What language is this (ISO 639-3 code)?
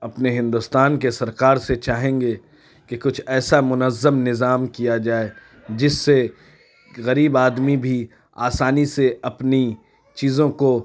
urd